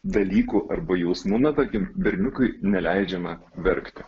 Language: Lithuanian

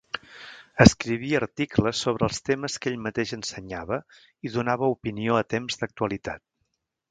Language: Catalan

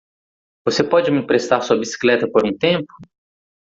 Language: Portuguese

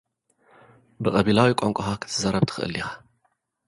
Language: Tigrinya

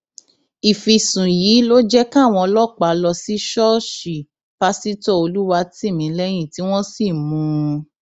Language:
Yoruba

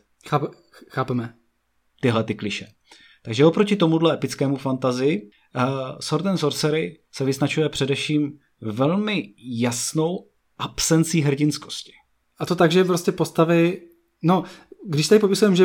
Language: Czech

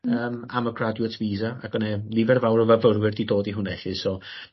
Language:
Welsh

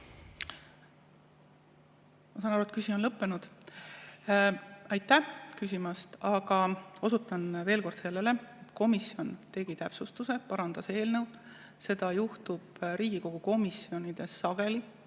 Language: Estonian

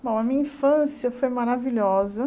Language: Portuguese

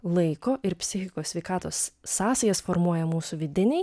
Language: Lithuanian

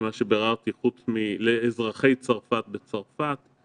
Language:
Hebrew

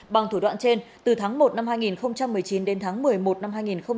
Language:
Vietnamese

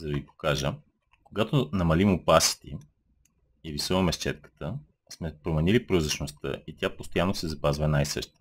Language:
Bulgarian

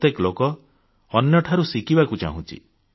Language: Odia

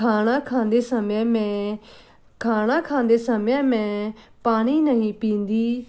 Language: Punjabi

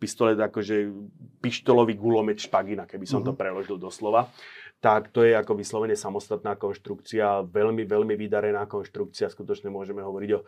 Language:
Slovak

